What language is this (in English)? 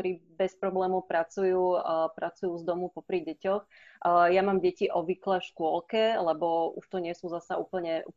Slovak